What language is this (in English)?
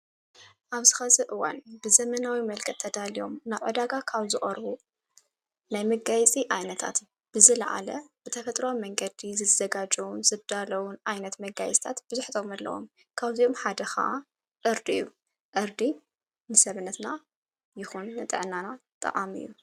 Tigrinya